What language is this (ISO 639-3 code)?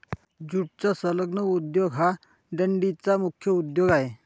mar